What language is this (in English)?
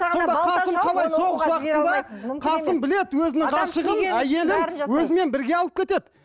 Kazakh